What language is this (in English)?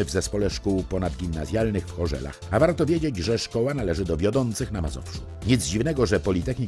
Polish